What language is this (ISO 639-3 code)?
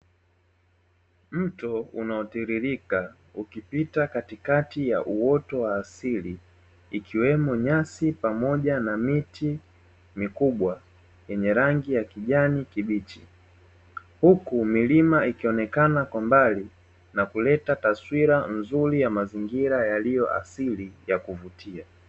swa